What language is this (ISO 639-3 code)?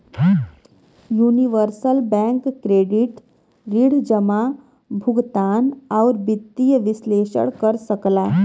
bho